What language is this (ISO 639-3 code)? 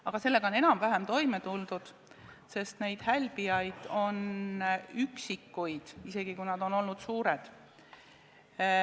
est